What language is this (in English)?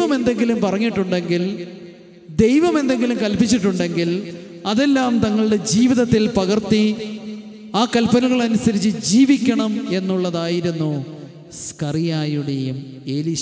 Romanian